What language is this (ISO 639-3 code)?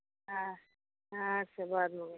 mai